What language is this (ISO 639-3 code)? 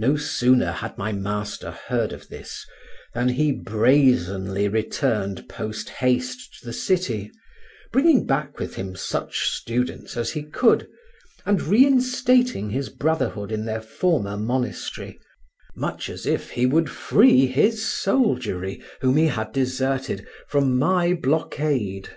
eng